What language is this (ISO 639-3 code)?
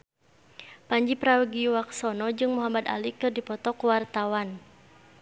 sun